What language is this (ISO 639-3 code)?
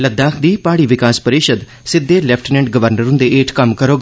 doi